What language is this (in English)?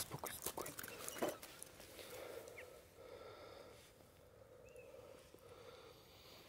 Polish